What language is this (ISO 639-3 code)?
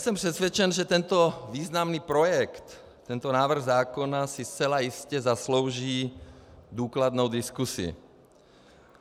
ces